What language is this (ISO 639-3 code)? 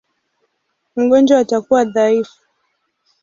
swa